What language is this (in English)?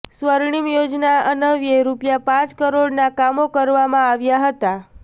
Gujarati